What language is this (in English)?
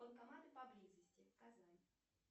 Russian